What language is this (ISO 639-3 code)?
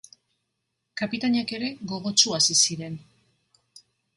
eus